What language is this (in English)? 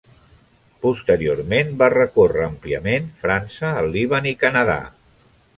Catalan